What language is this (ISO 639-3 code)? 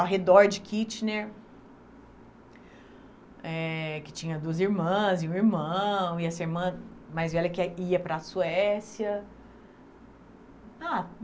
por